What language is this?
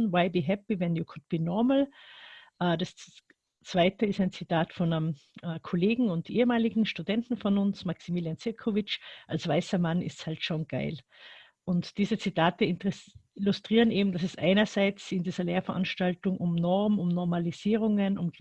German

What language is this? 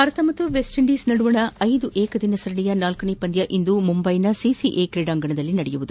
Kannada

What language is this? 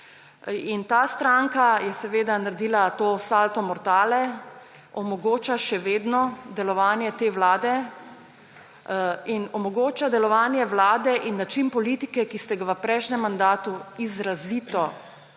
Slovenian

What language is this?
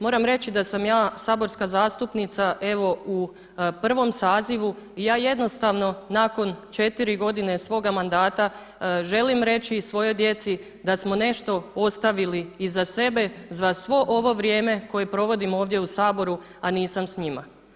Croatian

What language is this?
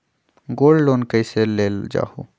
Magahi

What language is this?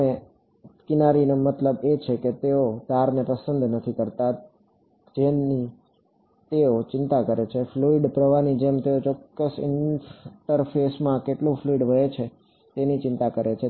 Gujarati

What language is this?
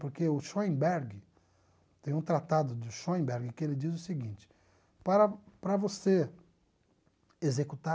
Portuguese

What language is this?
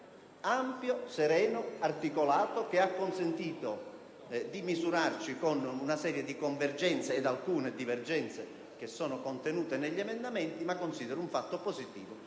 Italian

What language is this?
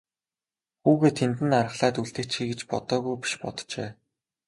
Mongolian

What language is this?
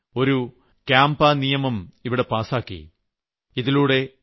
Malayalam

